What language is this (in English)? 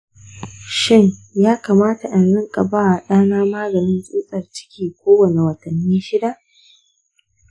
Hausa